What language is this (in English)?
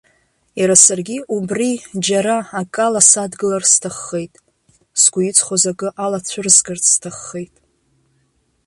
Abkhazian